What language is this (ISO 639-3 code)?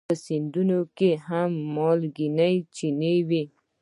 pus